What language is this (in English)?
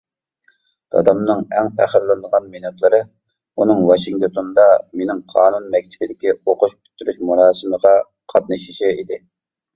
Uyghur